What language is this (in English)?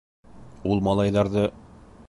Bashkir